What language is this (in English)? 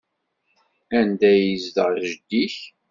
Kabyle